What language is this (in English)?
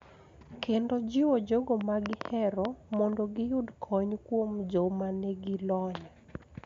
Luo (Kenya and Tanzania)